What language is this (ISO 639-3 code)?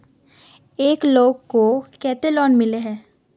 mag